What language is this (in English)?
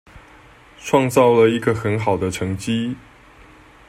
Chinese